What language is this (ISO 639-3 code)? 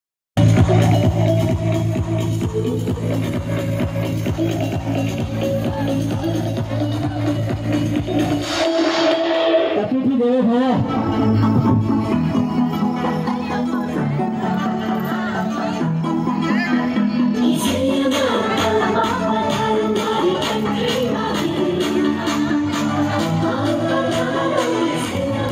ara